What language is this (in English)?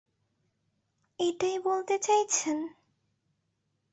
Bangla